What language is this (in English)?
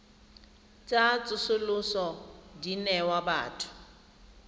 Tswana